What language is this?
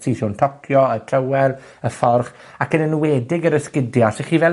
Welsh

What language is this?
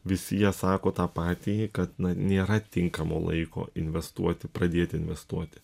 Lithuanian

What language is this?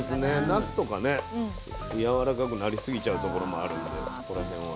Japanese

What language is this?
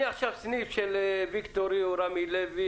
Hebrew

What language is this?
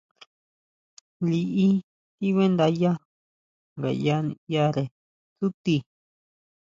Huautla Mazatec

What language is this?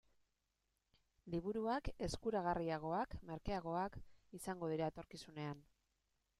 Basque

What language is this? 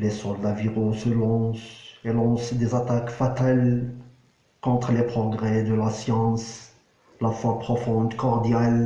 French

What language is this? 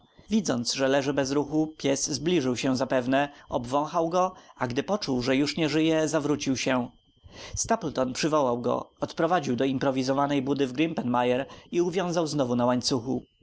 Polish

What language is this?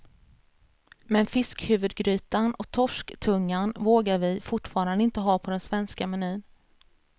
Swedish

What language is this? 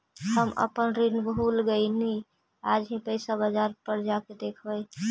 Magahi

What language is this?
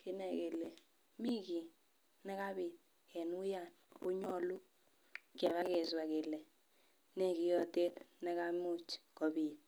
Kalenjin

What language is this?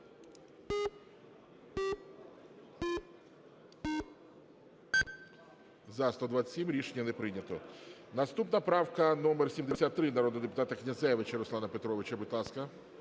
Ukrainian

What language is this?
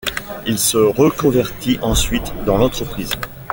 French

